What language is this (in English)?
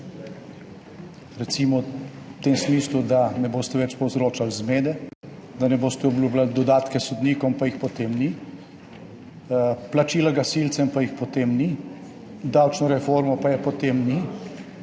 Slovenian